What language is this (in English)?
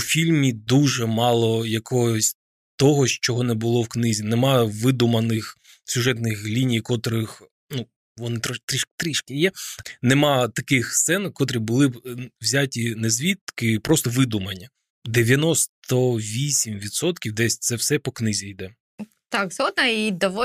Ukrainian